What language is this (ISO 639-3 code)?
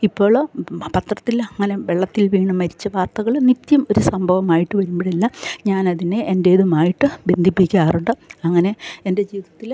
mal